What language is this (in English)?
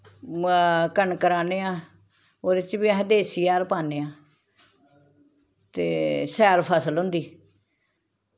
Dogri